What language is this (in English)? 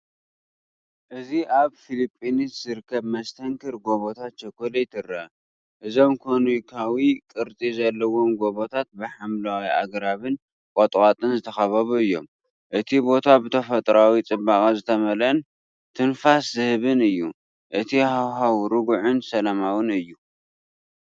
Tigrinya